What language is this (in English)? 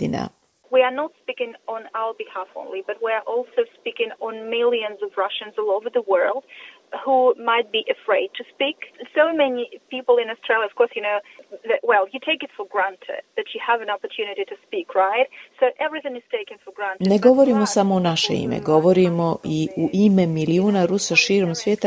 Croatian